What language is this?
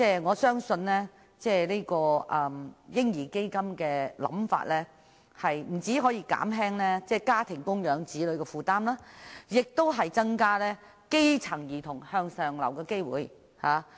Cantonese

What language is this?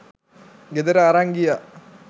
Sinhala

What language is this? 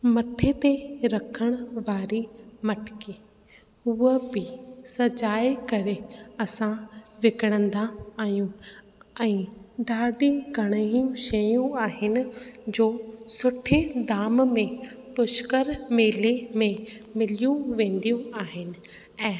Sindhi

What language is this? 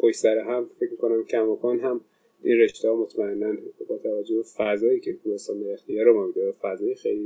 Persian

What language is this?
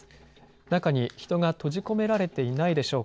Japanese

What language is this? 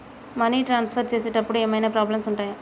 Telugu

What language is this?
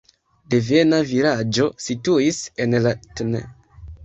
Esperanto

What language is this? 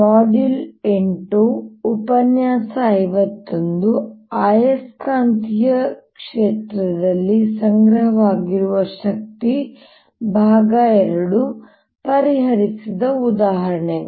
Kannada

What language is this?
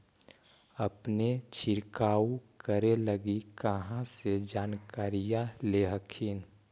Magahi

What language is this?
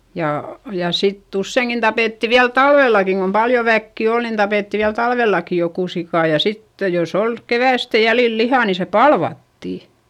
Finnish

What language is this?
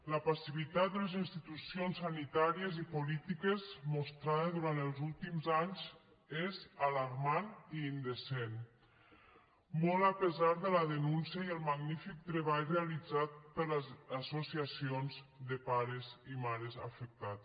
Catalan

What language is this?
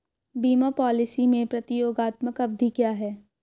Hindi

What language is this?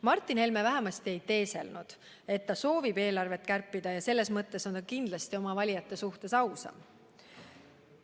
Estonian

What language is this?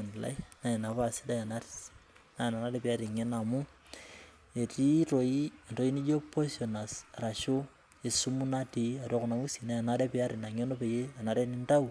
Masai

